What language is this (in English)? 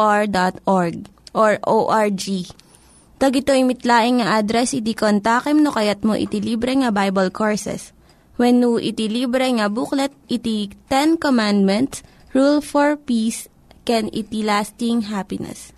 Filipino